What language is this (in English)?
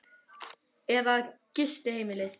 Icelandic